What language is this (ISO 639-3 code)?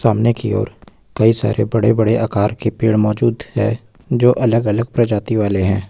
hin